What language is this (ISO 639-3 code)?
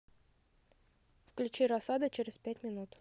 rus